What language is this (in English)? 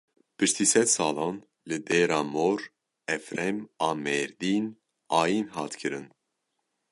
Kurdish